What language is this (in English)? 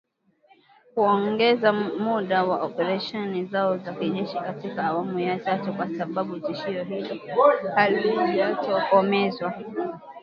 Swahili